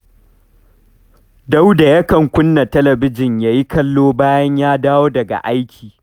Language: Hausa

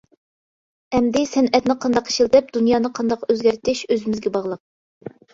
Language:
Uyghur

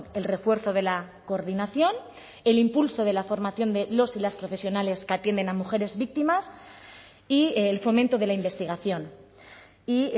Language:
Spanish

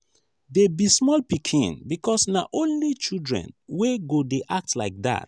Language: Nigerian Pidgin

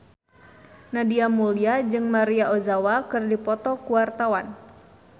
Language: Sundanese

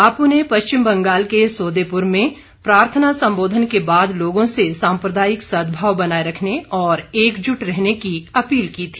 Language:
Hindi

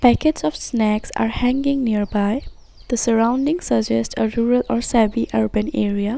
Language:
English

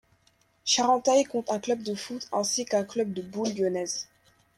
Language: French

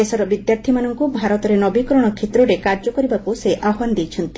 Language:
Odia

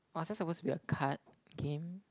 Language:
English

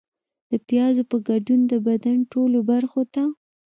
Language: Pashto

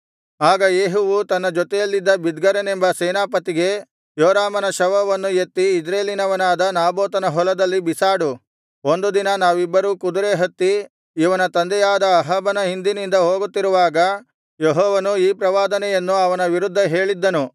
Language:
Kannada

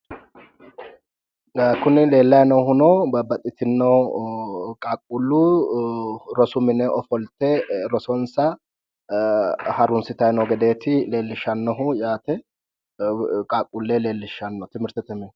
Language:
Sidamo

